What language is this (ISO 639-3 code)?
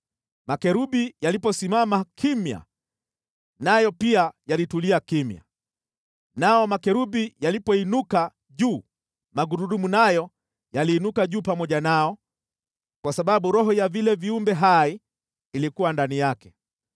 swa